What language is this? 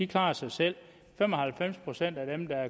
Danish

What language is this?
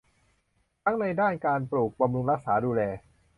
Thai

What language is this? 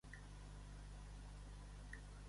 Catalan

